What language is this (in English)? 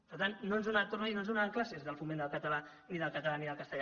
Catalan